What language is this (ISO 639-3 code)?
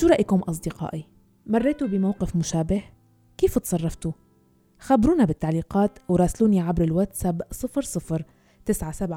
ara